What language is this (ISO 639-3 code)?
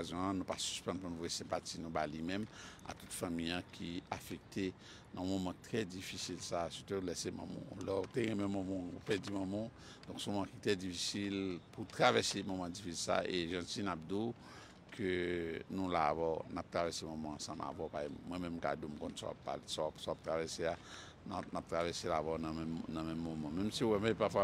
fra